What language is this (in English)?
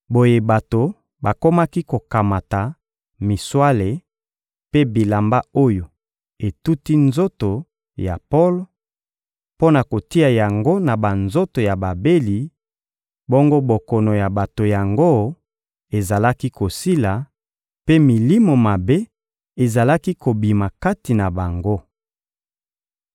Lingala